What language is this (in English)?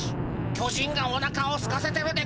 Japanese